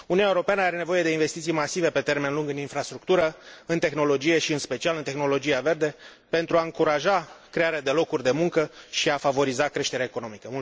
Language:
Romanian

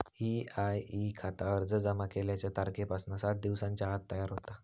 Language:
Marathi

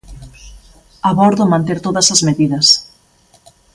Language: Galician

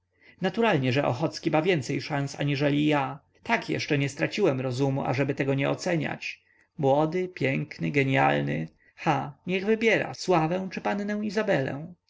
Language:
Polish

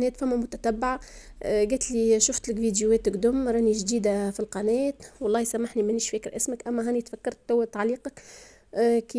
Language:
Arabic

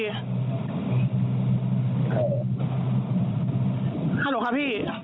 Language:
Thai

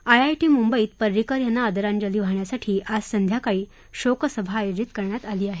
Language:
Marathi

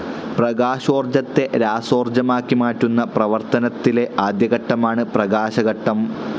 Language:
Malayalam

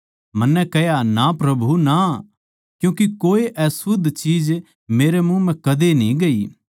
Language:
Haryanvi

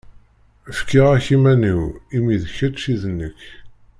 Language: Kabyle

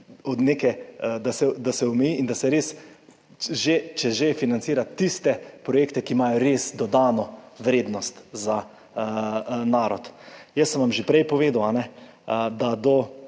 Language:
Slovenian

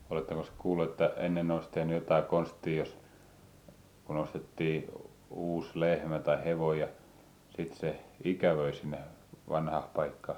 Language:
Finnish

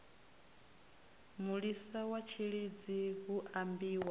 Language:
Venda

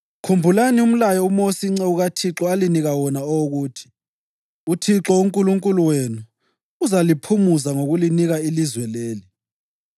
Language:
North Ndebele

